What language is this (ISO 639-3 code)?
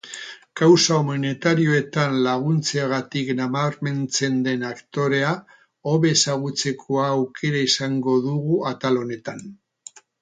eus